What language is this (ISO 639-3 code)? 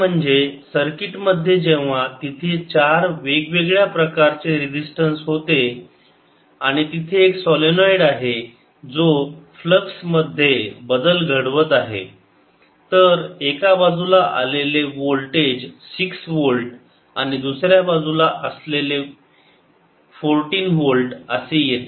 mar